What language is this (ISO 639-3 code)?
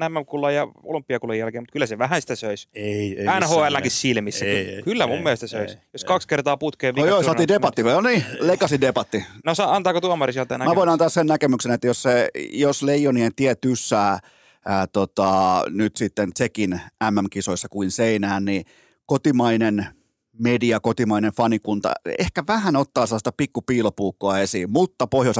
fin